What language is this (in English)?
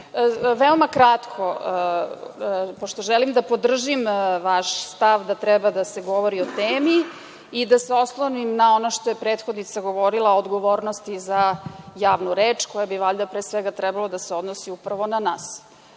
Serbian